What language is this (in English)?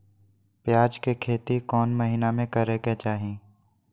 Magahi